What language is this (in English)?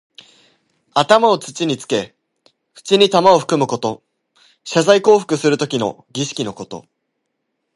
Japanese